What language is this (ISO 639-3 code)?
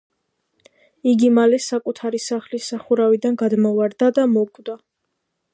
kat